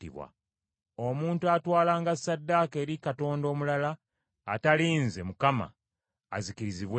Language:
Ganda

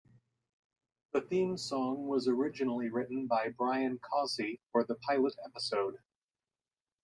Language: English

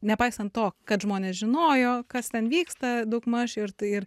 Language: Lithuanian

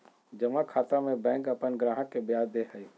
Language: Magahi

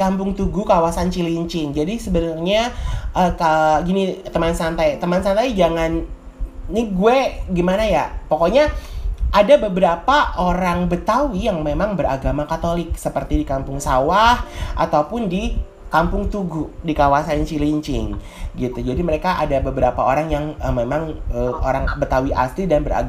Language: Indonesian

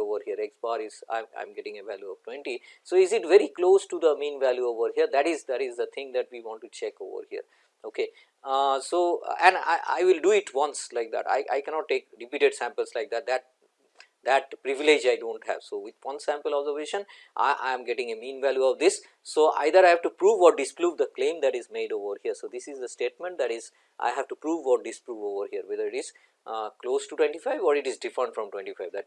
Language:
English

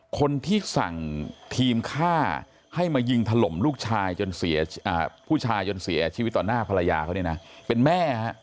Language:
Thai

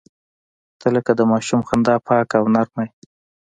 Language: Pashto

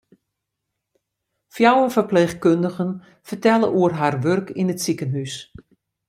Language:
Western Frisian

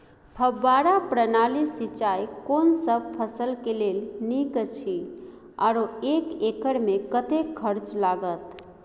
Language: Maithili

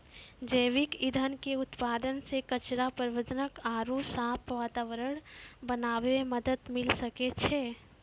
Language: Maithili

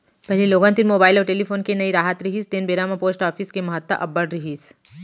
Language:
Chhattisgarhi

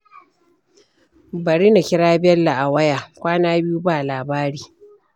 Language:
Hausa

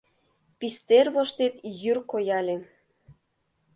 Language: Mari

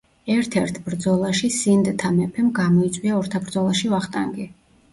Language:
Georgian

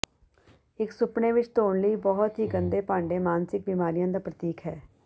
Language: Punjabi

